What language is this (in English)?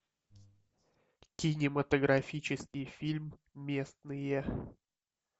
Russian